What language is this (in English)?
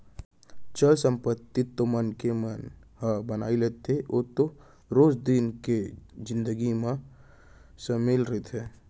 Chhattisgarhi